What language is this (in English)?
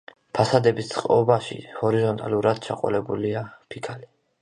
Georgian